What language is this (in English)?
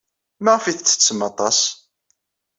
Kabyle